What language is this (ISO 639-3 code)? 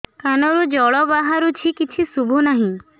ori